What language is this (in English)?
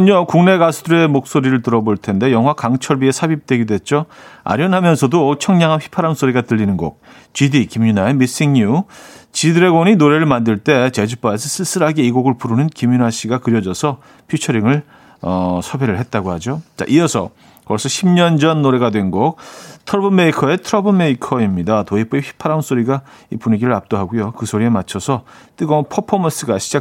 Korean